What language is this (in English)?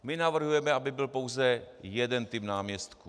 Czech